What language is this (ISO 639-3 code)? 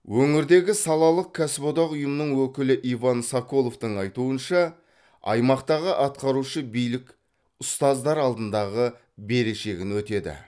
kaz